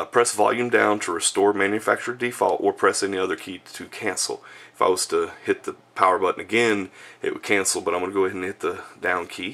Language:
English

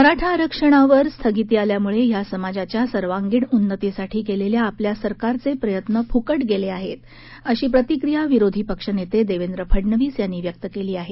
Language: Marathi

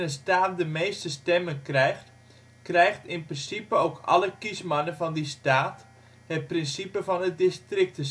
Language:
Dutch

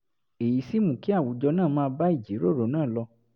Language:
Yoruba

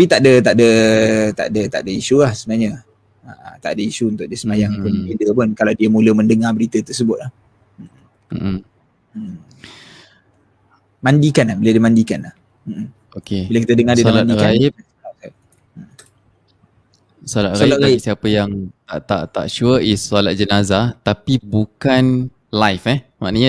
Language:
Malay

